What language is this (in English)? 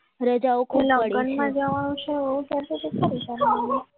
Gujarati